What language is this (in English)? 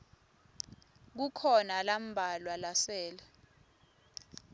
Swati